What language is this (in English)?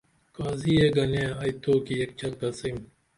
Dameli